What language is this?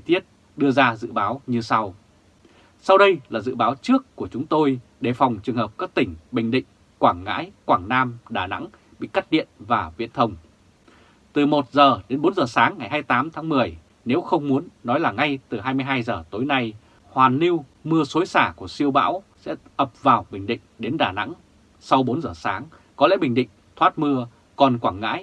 Vietnamese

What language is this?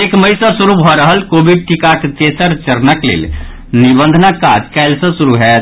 Maithili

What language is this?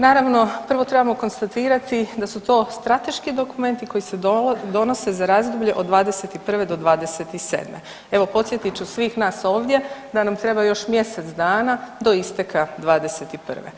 Croatian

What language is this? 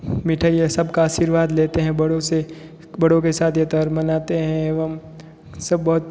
Hindi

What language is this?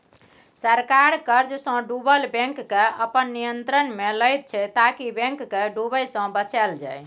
Maithili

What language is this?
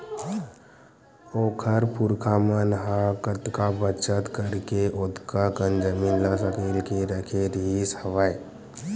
Chhattisgarhi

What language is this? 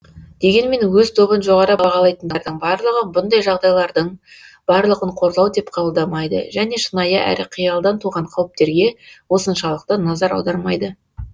Kazakh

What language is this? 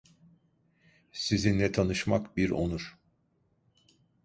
Turkish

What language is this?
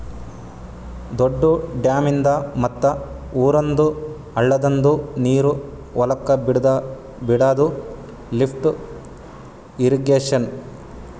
Kannada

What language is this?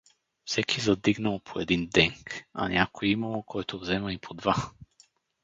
Bulgarian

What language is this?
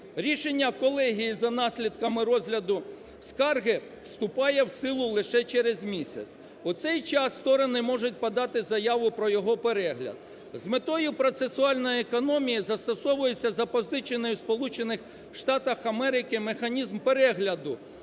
Ukrainian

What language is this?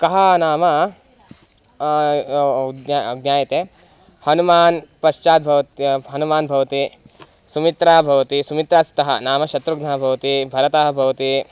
Sanskrit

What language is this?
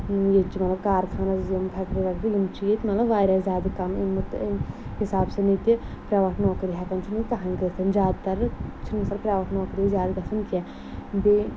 Kashmiri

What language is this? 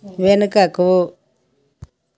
Telugu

